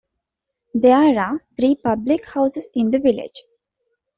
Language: English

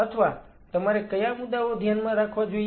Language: Gujarati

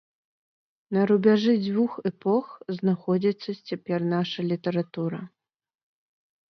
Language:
Belarusian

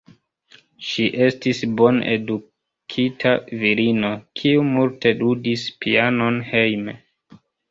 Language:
Esperanto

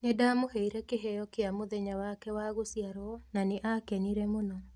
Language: Kikuyu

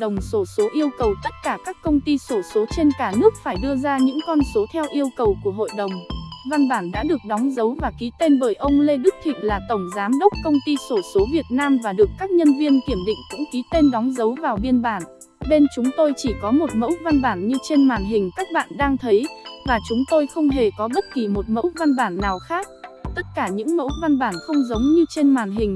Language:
Vietnamese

